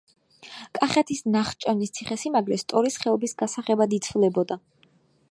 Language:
Georgian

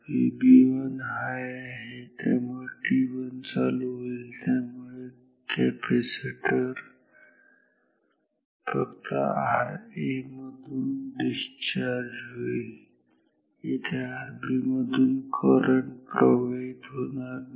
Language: Marathi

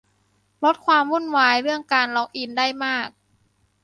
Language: Thai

